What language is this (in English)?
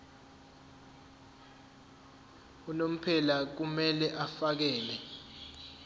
Zulu